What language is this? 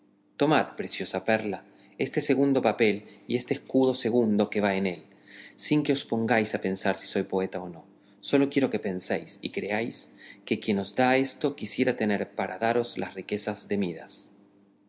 Spanish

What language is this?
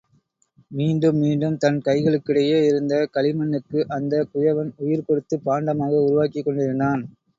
Tamil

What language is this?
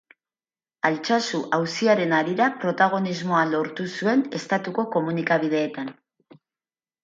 Basque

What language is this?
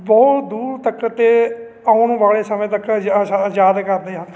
Punjabi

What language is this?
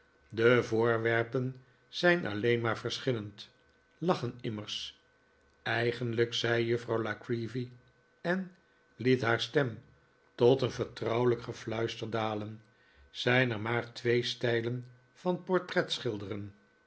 Dutch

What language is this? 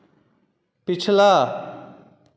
Dogri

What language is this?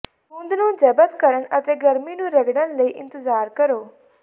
Punjabi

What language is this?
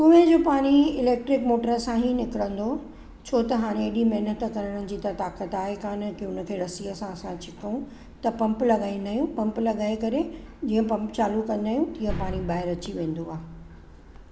Sindhi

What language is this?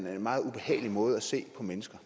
Danish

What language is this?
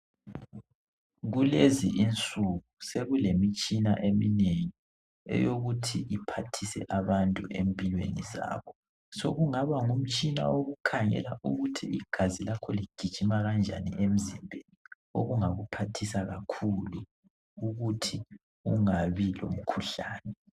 North Ndebele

